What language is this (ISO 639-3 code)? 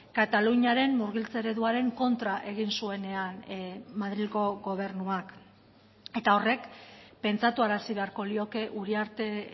eus